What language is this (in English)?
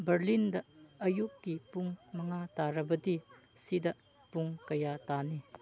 Manipuri